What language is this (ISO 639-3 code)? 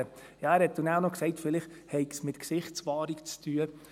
gsw